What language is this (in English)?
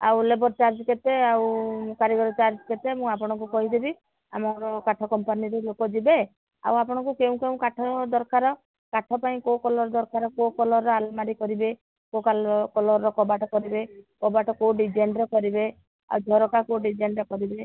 Odia